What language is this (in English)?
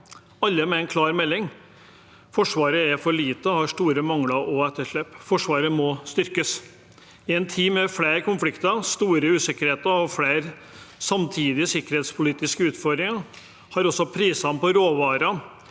Norwegian